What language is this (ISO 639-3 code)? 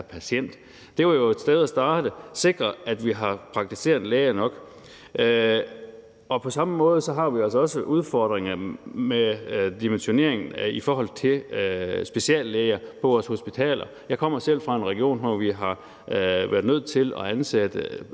dan